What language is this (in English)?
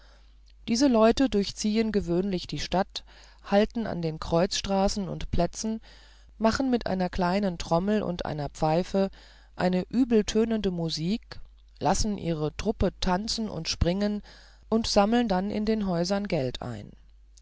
German